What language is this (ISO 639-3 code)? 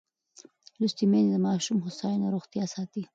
pus